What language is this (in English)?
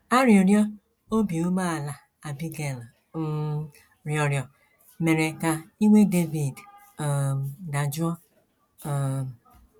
Igbo